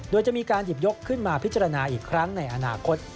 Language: Thai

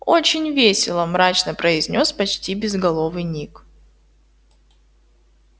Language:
Russian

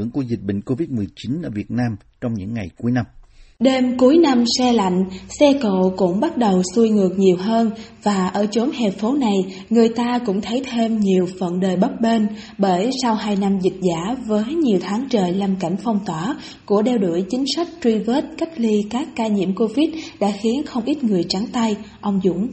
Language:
Vietnamese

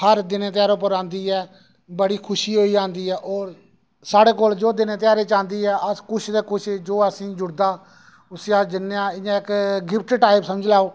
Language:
Dogri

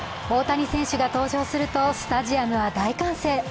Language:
Japanese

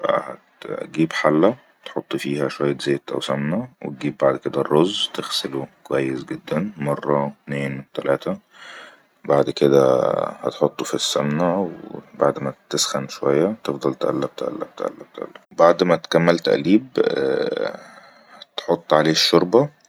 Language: Egyptian Arabic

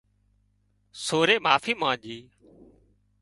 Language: Wadiyara Koli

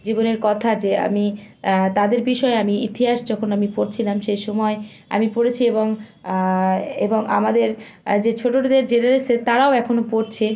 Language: Bangla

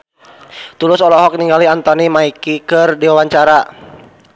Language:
Sundanese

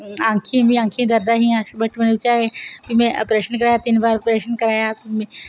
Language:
Dogri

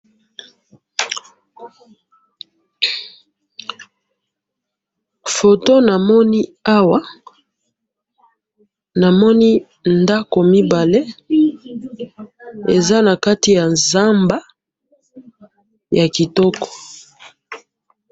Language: Lingala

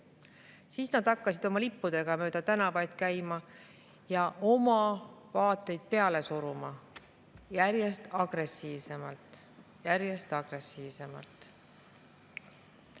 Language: Estonian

